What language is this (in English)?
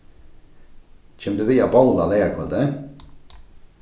Faroese